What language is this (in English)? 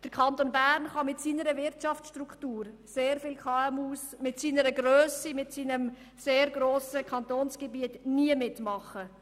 Swiss German